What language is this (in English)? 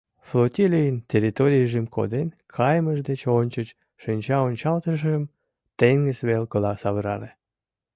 Mari